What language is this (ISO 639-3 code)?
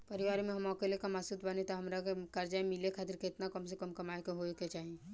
bho